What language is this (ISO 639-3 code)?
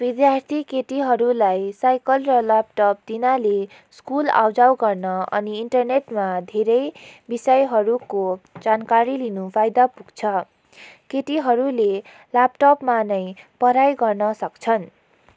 nep